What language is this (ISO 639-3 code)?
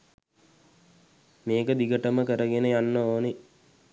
sin